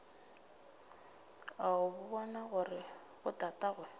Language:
Northern Sotho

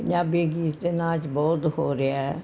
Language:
Punjabi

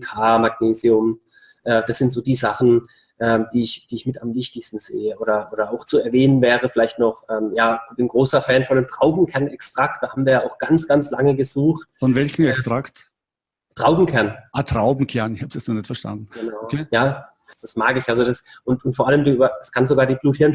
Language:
German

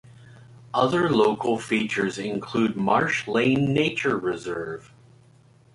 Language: English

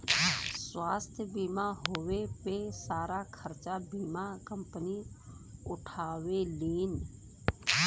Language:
Bhojpuri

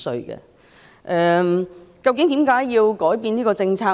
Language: Cantonese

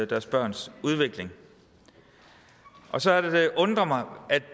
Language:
Danish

